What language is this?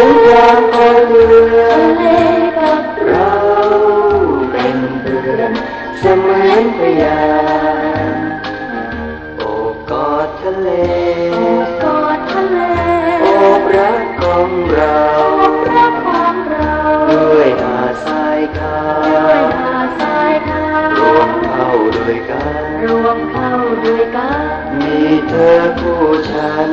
Thai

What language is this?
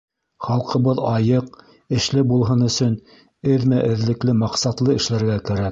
Bashkir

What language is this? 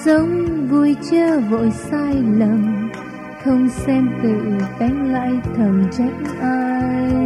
Vietnamese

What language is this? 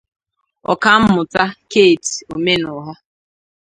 Igbo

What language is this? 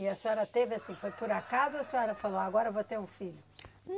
Portuguese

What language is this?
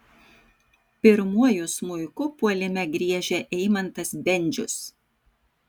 Lithuanian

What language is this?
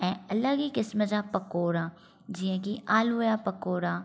Sindhi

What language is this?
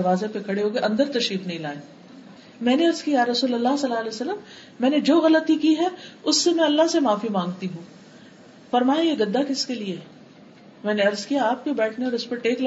Urdu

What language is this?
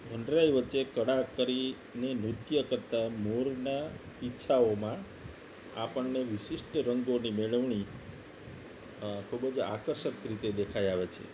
Gujarati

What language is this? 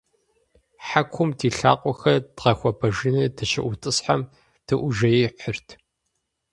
Kabardian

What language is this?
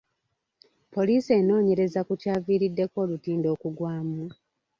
Ganda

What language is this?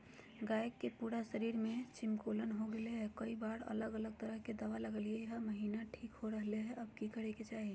Magahi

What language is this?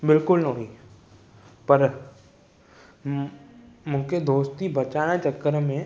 Sindhi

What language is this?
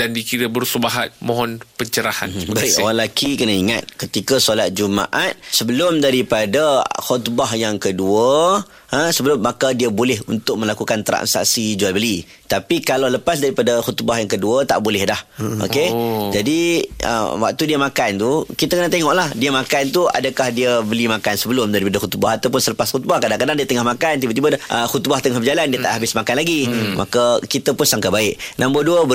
Malay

